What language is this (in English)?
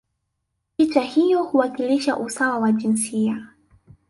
Swahili